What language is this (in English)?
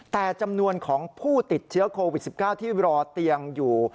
Thai